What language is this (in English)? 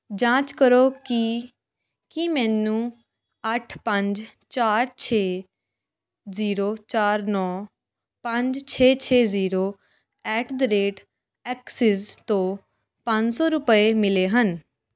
Punjabi